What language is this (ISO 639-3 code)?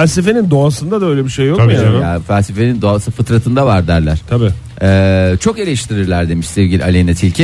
tur